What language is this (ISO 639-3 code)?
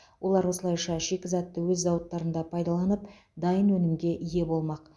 kaz